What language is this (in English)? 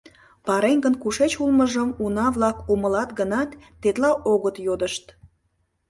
Mari